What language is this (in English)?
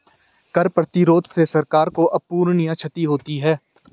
Hindi